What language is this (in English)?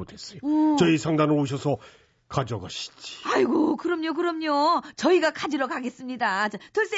Korean